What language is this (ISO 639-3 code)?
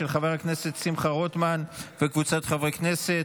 heb